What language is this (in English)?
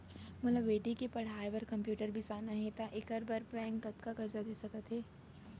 Chhattisgarhi